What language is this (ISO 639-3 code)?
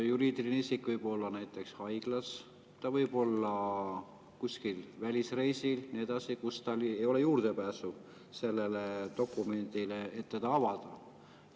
est